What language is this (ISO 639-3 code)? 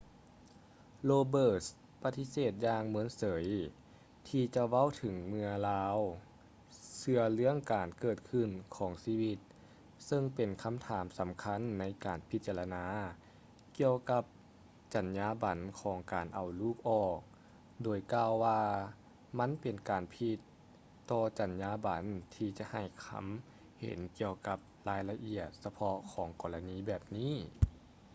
lao